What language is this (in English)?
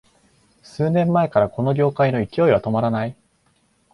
Japanese